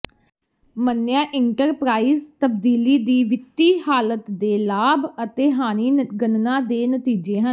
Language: Punjabi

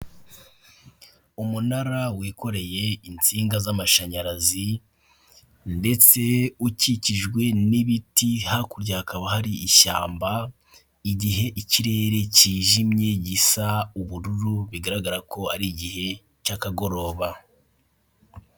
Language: Kinyarwanda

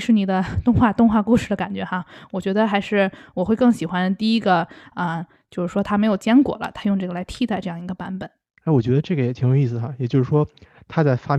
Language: Chinese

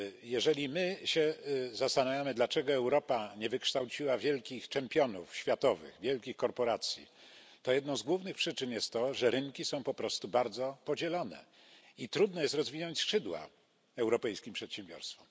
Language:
Polish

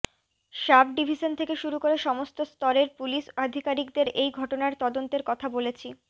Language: Bangla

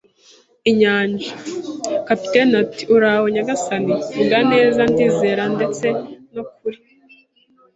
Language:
Kinyarwanda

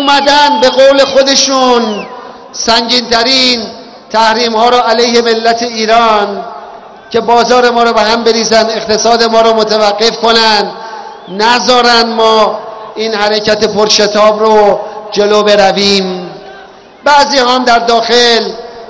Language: Persian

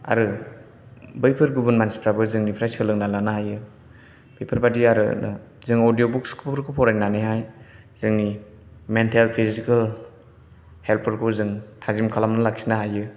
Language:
Bodo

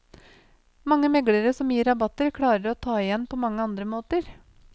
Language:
Norwegian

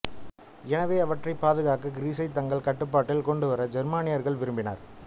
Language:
Tamil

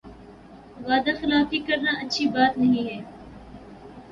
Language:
Urdu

